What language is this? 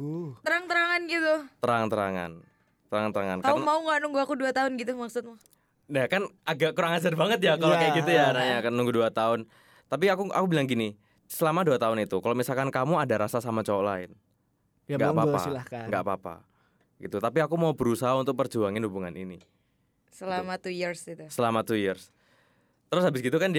Indonesian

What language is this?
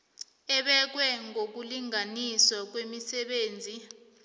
South Ndebele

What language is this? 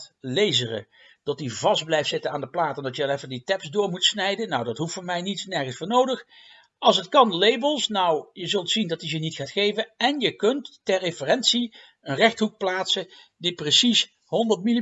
Dutch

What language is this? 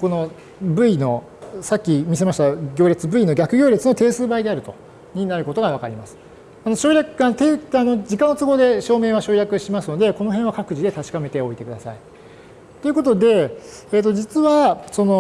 Japanese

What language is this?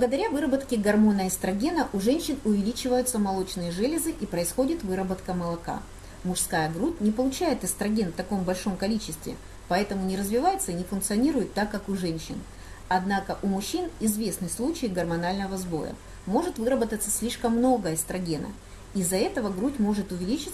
Russian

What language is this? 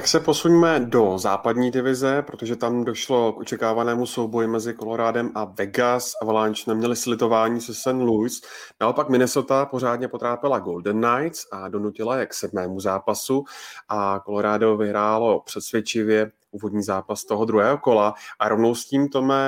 Czech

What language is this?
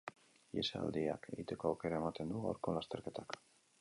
Basque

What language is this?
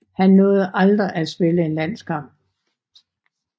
Danish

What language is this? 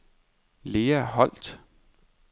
Danish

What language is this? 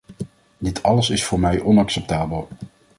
Dutch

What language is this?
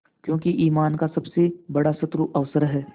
Hindi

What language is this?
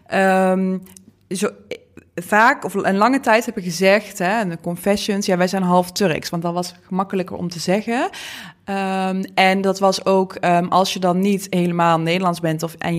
Dutch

